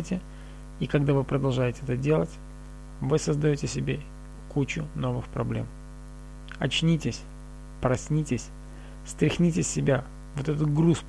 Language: Russian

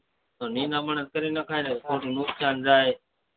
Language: Gujarati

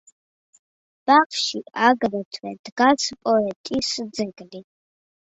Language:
Georgian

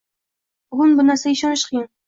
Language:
Uzbek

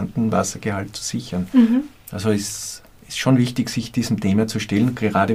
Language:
German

